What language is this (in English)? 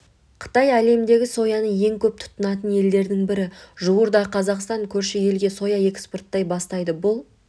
Kazakh